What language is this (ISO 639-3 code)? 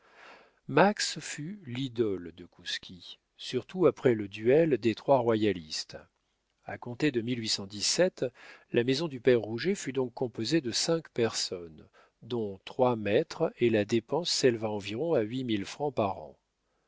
fra